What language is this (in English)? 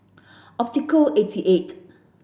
English